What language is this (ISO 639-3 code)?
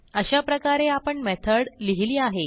mar